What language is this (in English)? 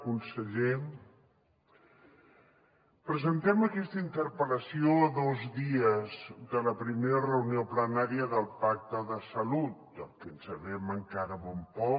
Catalan